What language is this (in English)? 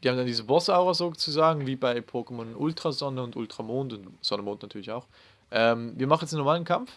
German